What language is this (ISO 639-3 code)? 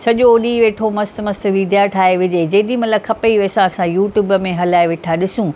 snd